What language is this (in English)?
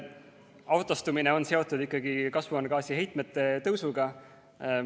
Estonian